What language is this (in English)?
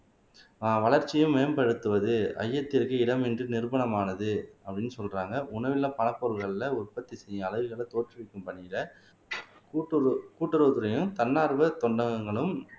Tamil